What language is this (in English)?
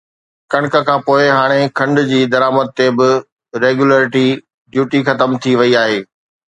Sindhi